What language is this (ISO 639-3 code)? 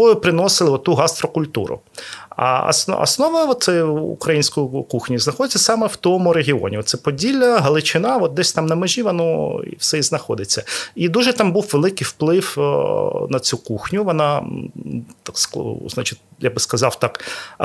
ukr